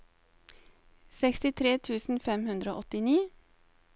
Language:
Norwegian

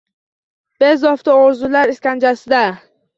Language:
Uzbek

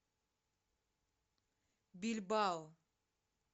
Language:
Russian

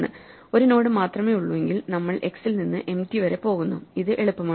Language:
Malayalam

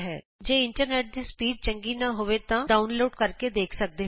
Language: Punjabi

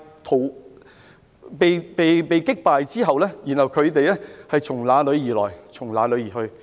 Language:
Cantonese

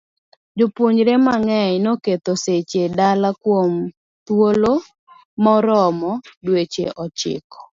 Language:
Luo (Kenya and Tanzania)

